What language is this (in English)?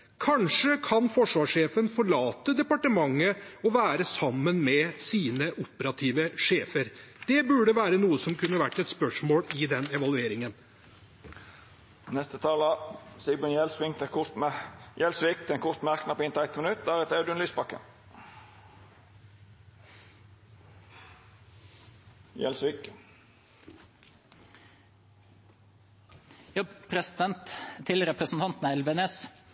Norwegian